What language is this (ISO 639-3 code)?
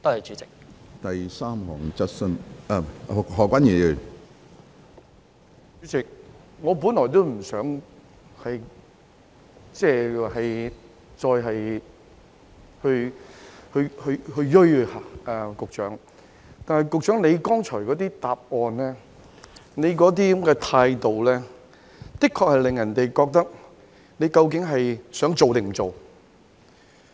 yue